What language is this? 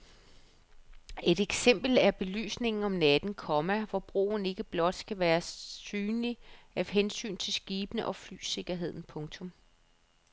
Danish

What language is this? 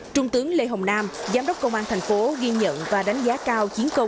Vietnamese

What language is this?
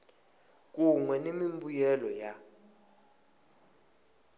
Tsonga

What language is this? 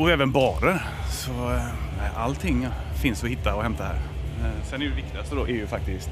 Swedish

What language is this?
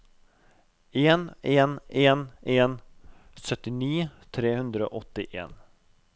Norwegian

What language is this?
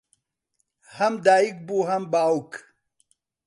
Central Kurdish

